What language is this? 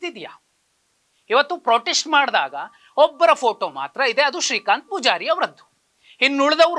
Kannada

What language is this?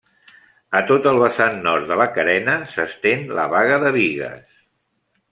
Catalan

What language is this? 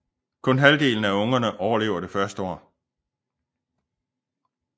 Danish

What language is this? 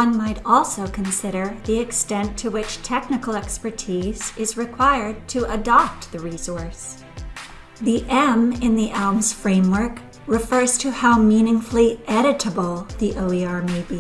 English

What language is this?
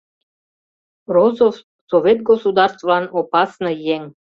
Mari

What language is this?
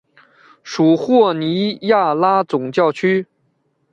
Chinese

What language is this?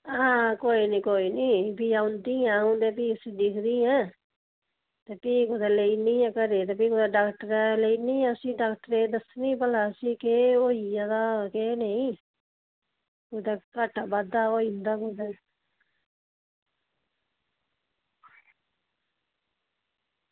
Dogri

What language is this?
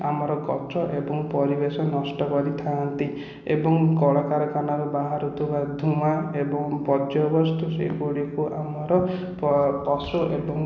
Odia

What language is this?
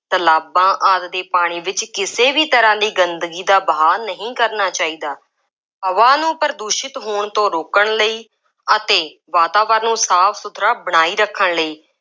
Punjabi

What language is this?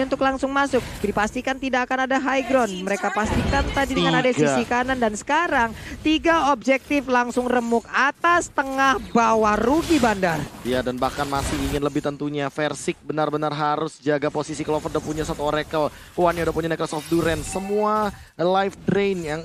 Indonesian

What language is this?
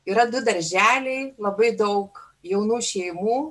Lithuanian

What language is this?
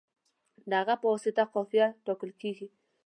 Pashto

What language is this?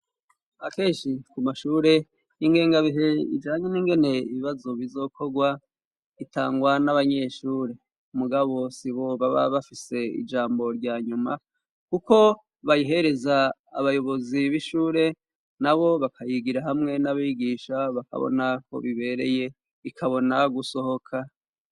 Rundi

